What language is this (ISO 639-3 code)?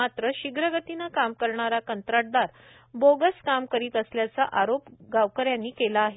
mar